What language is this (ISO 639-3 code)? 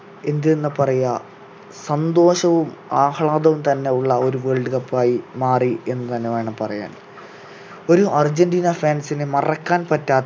mal